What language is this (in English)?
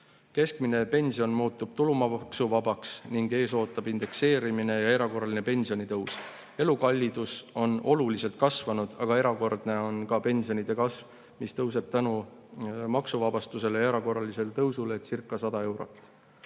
Estonian